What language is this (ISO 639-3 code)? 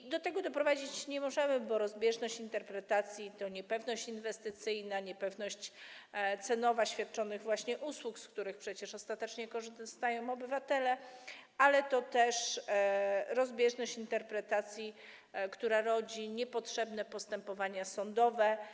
pol